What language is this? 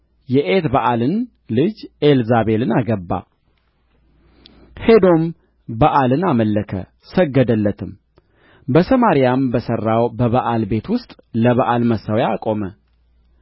Amharic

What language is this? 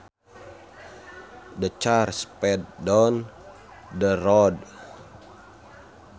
Sundanese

